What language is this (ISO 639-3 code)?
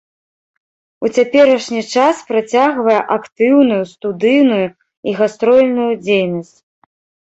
bel